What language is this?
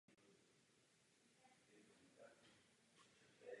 Czech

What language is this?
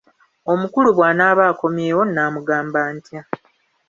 Ganda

